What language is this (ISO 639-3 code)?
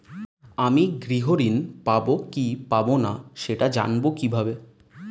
ben